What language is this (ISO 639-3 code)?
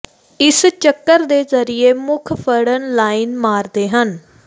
pan